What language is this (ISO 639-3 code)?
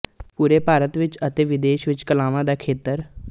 pan